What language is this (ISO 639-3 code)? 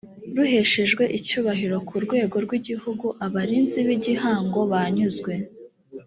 kin